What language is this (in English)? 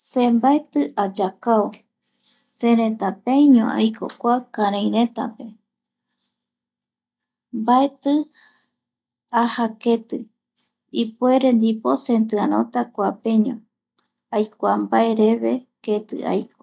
Eastern Bolivian Guaraní